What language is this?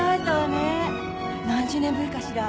Japanese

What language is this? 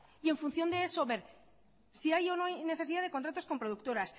Spanish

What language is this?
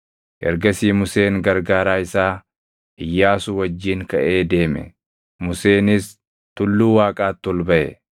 Oromo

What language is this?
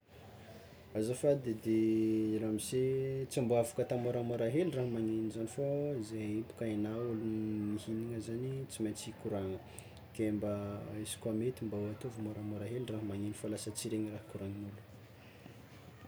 Tsimihety Malagasy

